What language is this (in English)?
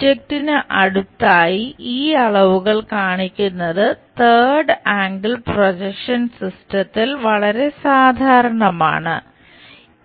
Malayalam